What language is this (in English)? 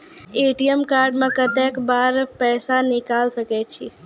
Maithili